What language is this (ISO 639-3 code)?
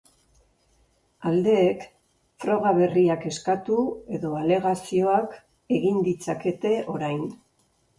eus